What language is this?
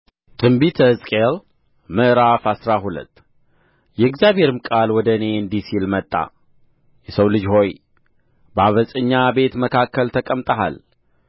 Amharic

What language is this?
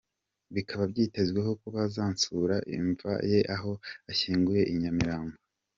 Kinyarwanda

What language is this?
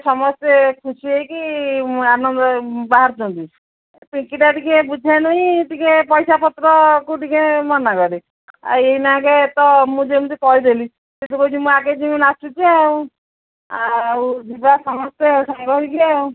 Odia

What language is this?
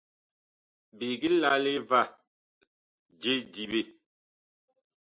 Bakoko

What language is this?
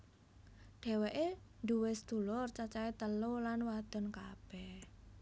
Javanese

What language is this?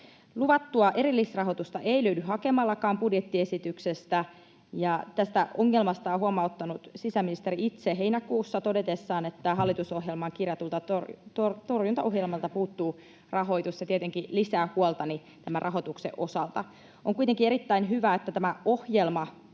Finnish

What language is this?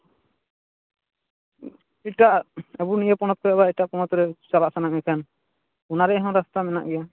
Santali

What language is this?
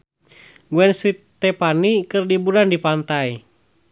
Sundanese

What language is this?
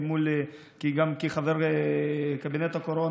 Hebrew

